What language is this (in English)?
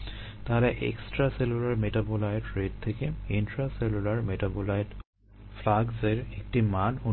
Bangla